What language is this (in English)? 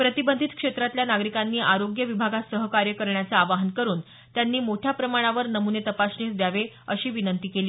Marathi